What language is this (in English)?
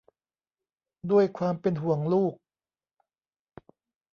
Thai